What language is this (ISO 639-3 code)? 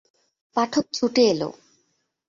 ben